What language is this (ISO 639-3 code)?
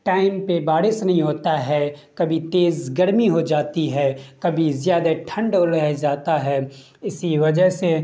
urd